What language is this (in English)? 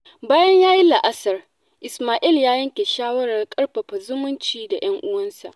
Hausa